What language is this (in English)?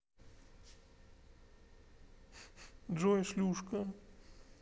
Russian